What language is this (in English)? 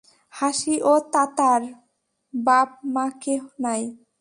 Bangla